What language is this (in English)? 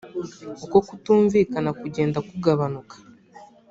Kinyarwanda